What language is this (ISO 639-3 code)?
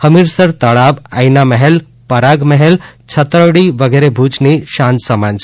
guj